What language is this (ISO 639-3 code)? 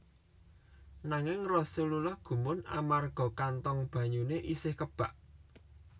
jav